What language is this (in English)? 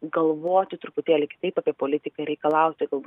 Lithuanian